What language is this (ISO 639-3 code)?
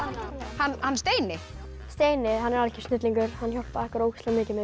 isl